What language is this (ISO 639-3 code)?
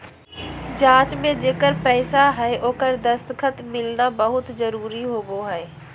mag